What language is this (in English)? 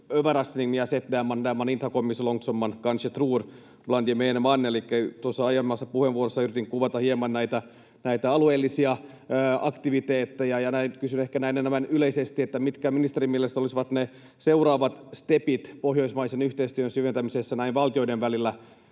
Finnish